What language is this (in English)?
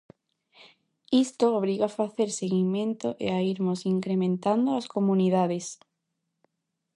Galician